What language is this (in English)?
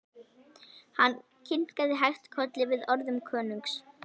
Icelandic